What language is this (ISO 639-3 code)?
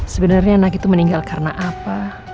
ind